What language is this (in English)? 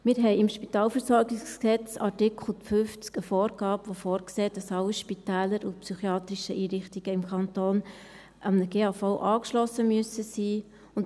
Swiss German